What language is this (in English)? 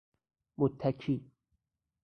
Persian